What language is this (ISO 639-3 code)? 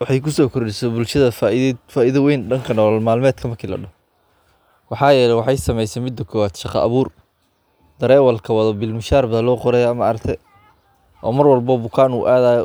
som